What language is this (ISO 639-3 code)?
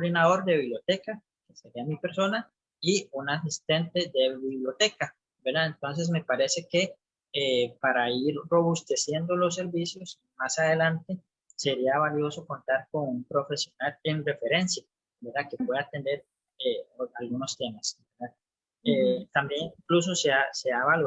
spa